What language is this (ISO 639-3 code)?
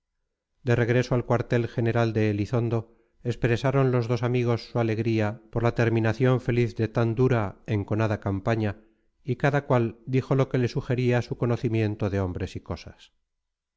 spa